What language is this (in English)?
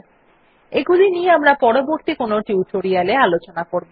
Bangla